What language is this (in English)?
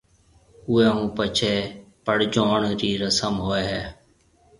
Marwari (Pakistan)